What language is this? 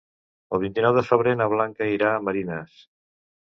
Catalan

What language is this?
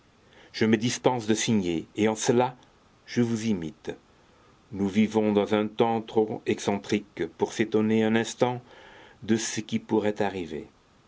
French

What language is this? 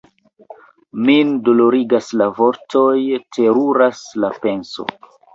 Esperanto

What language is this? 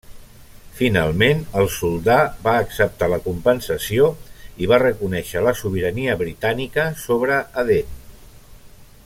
Catalan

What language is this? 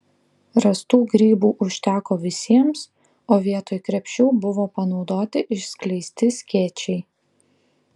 Lithuanian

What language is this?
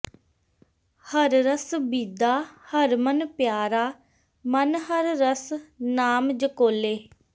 Punjabi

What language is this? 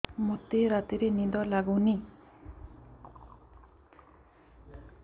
Odia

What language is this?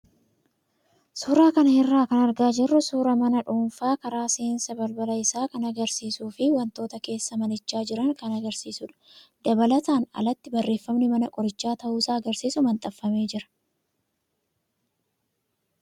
Oromo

